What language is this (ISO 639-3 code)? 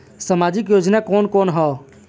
bho